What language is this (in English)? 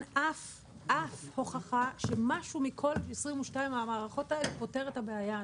Hebrew